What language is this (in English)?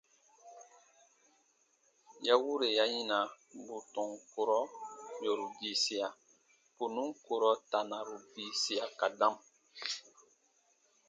Baatonum